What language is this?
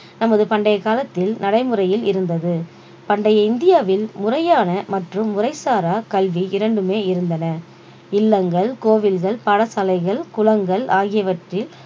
Tamil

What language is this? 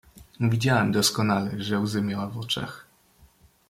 Polish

